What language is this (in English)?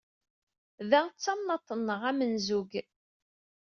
Kabyle